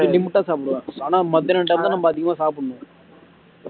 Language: Tamil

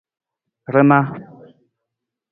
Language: Nawdm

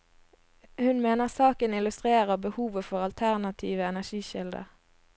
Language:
Norwegian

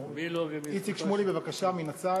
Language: Hebrew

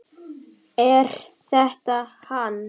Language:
Icelandic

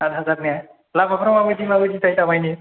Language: Bodo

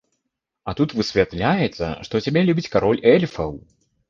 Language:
Belarusian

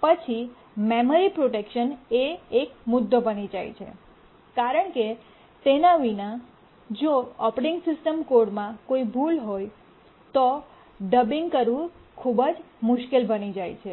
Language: Gujarati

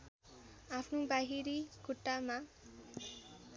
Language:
Nepali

